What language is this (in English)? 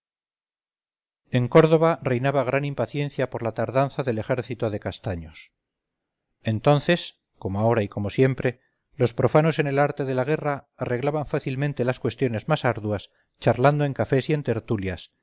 Spanish